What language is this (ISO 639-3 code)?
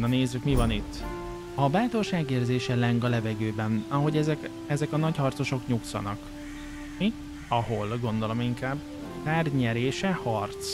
hun